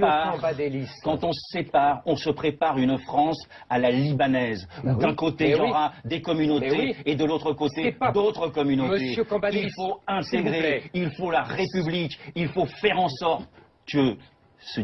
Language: French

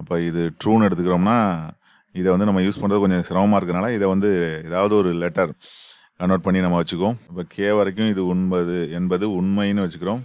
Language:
Romanian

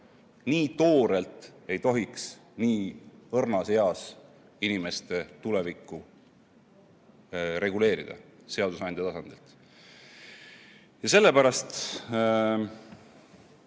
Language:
Estonian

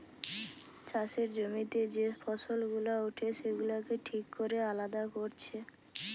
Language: Bangla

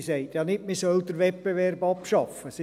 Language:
Swiss German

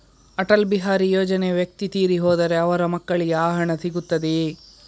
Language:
Kannada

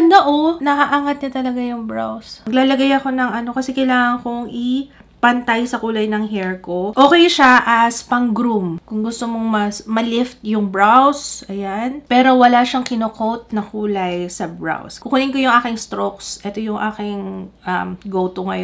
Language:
Filipino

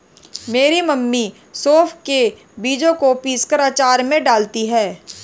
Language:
Hindi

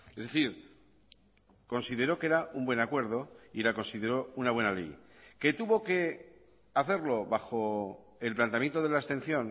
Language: Spanish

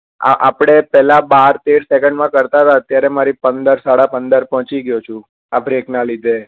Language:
Gujarati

